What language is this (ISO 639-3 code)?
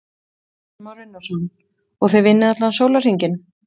isl